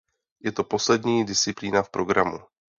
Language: Czech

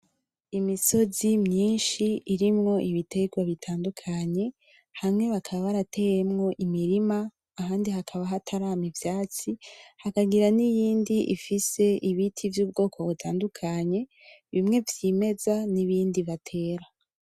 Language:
Rundi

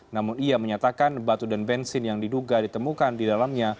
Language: Indonesian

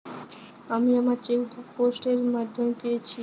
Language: Bangla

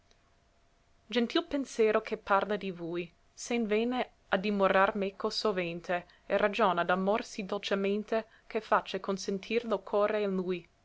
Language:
Italian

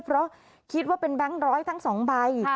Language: Thai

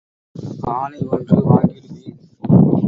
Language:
Tamil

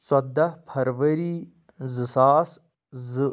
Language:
Kashmiri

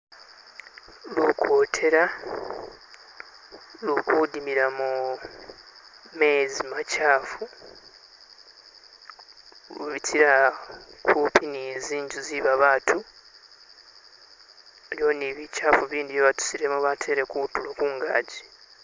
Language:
Masaaba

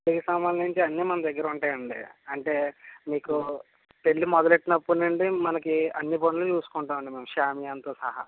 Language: Telugu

